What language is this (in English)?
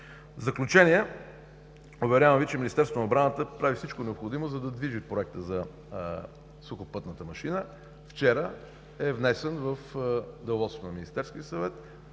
Bulgarian